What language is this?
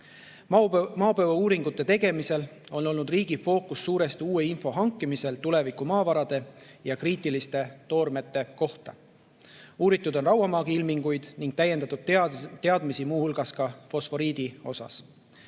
Estonian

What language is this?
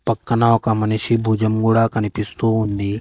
Telugu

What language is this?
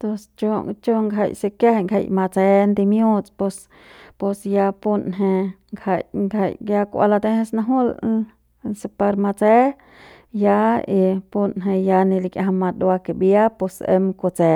Central Pame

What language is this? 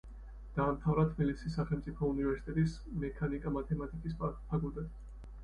Georgian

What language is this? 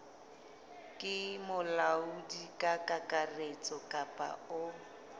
Southern Sotho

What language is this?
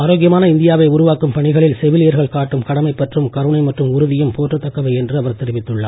Tamil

